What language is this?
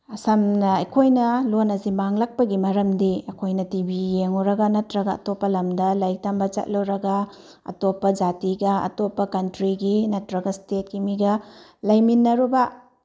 Manipuri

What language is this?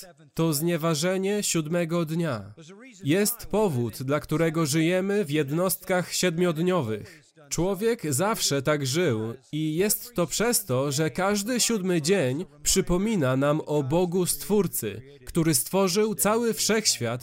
Polish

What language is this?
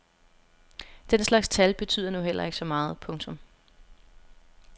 Danish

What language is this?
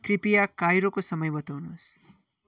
Nepali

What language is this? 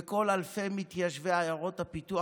Hebrew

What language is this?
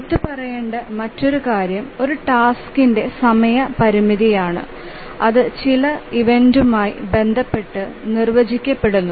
Malayalam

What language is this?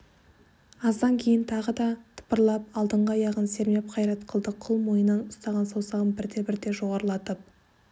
Kazakh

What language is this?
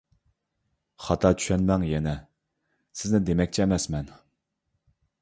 Uyghur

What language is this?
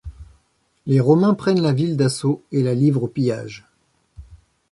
French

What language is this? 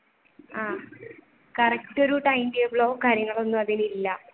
Malayalam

